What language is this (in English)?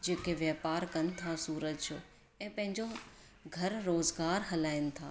Sindhi